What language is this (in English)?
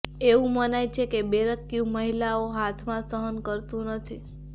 Gujarati